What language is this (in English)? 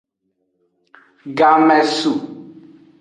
Aja (Benin)